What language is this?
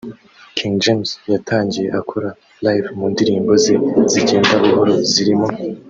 Kinyarwanda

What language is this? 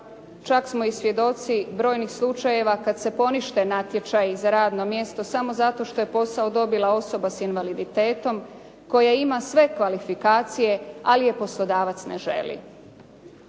Croatian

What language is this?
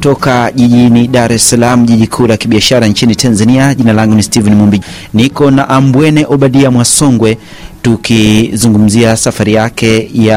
Swahili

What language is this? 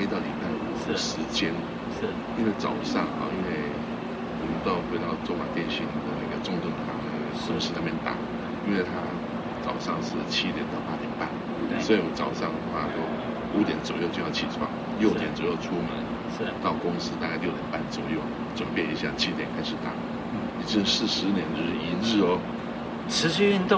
Chinese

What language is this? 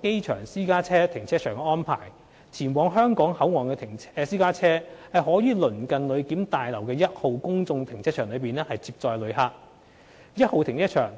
Cantonese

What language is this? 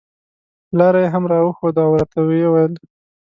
Pashto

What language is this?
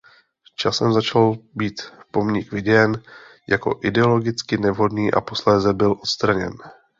Czech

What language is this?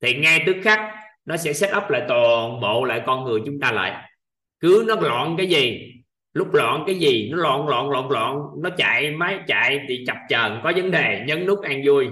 Vietnamese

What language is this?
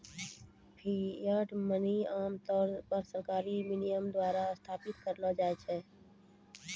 Maithili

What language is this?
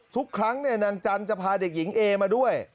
Thai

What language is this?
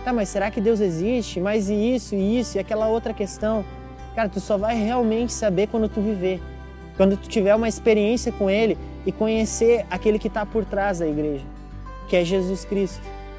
Portuguese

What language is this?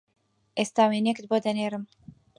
Central Kurdish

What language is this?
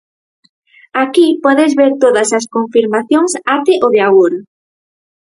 Galician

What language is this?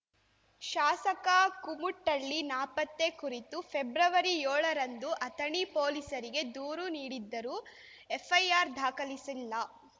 Kannada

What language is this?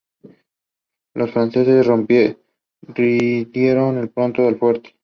Spanish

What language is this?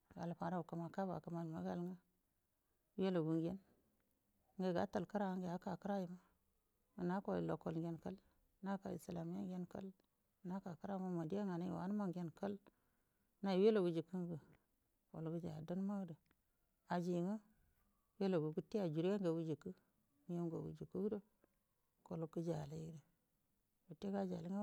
Buduma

